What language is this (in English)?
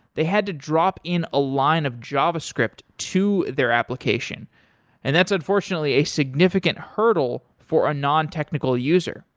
English